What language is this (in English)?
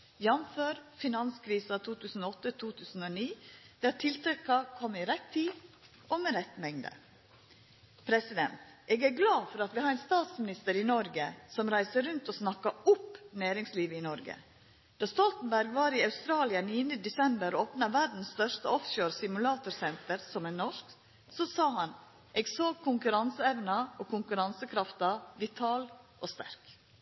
Norwegian Nynorsk